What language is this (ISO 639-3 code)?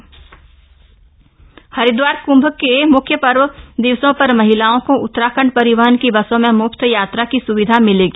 hin